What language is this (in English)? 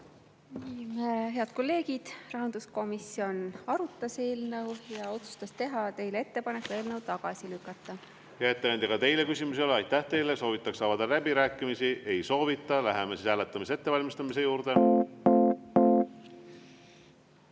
Estonian